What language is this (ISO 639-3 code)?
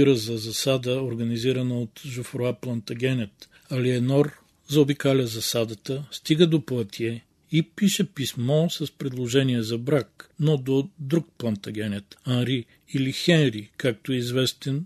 bul